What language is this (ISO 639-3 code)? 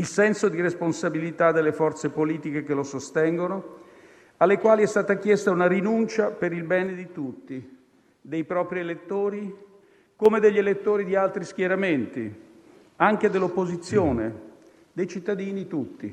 ita